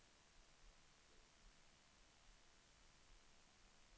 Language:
Swedish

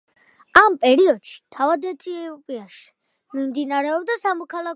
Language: Georgian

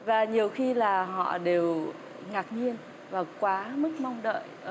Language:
Vietnamese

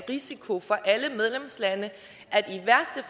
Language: Danish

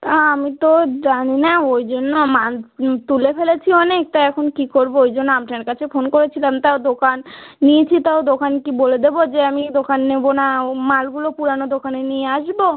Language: Bangla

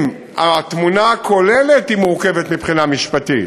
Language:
Hebrew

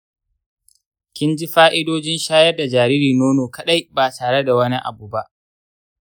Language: Hausa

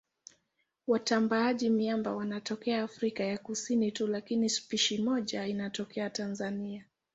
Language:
Swahili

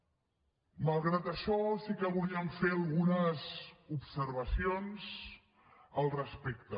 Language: Catalan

